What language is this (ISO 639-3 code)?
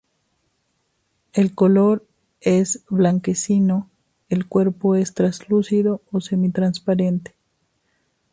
spa